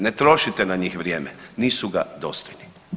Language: Croatian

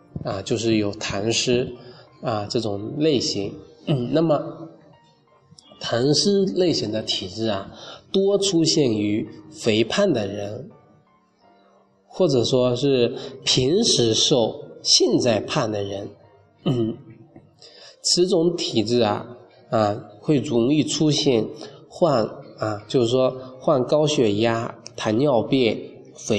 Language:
Chinese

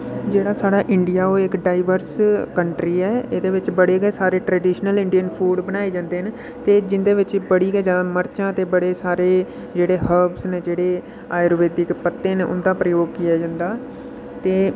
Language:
Dogri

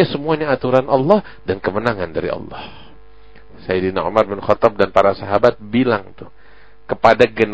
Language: Indonesian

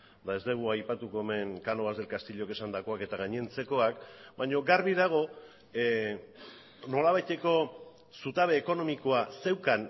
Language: Basque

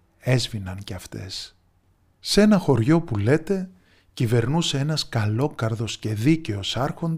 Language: Greek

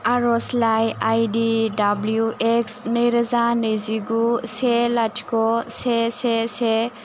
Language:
Bodo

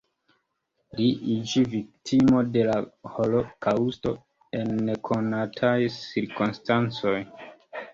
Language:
Esperanto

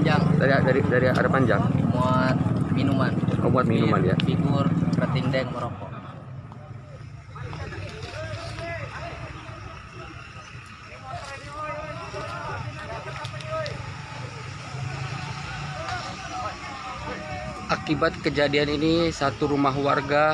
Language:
Indonesian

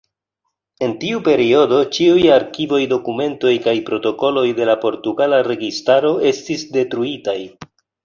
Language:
Esperanto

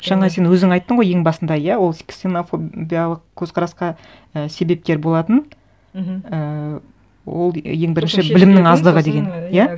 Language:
Kazakh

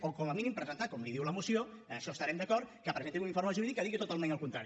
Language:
Catalan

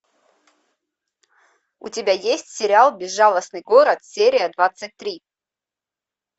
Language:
Russian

